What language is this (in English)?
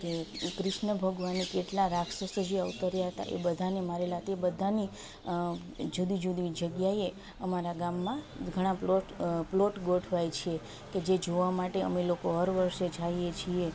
Gujarati